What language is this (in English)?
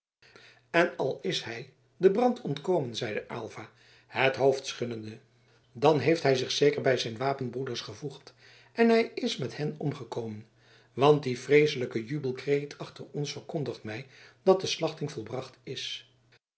Dutch